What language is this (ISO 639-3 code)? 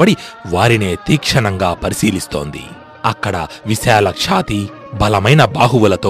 tel